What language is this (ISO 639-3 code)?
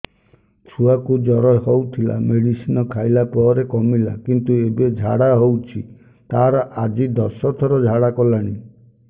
ori